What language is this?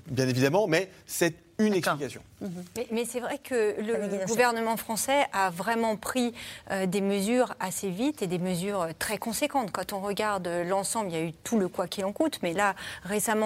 French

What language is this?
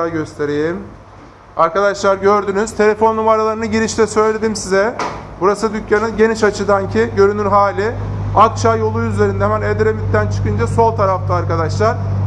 Turkish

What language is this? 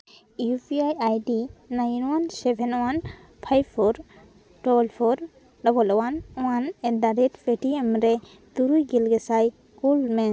Santali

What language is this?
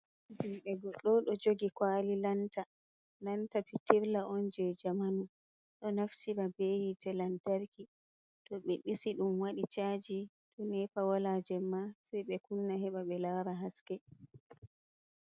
Fula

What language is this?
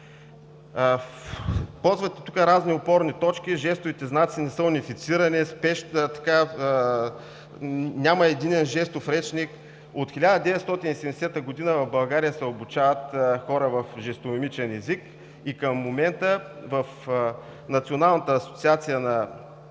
Bulgarian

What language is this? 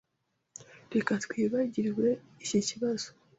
Kinyarwanda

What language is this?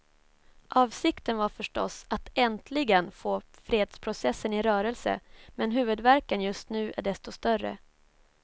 Swedish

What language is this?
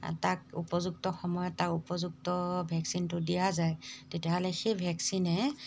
Assamese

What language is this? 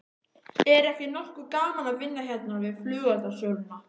Icelandic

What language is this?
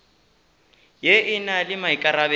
Northern Sotho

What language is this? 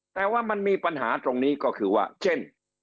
Thai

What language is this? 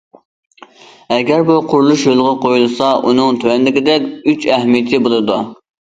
Uyghur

